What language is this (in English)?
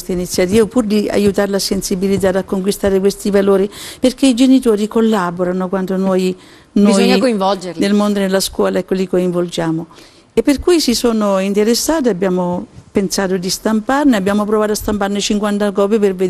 Italian